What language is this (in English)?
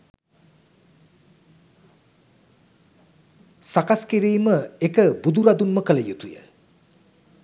Sinhala